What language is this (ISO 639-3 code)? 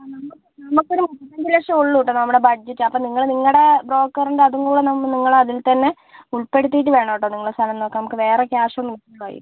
mal